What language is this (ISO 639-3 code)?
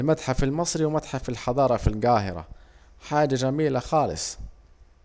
aec